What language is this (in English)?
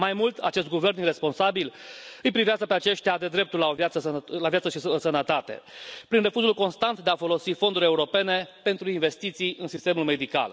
Romanian